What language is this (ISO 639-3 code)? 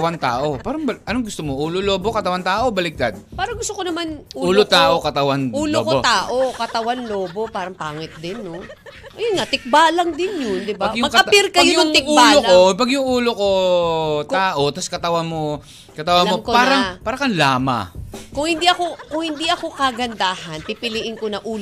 fil